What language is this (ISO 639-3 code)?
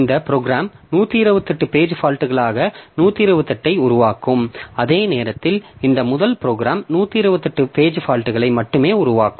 tam